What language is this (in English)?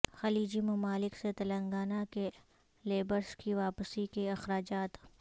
Urdu